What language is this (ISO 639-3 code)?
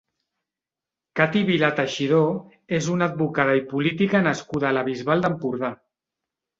cat